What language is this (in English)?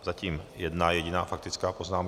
Czech